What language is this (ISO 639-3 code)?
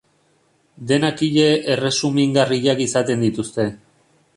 eus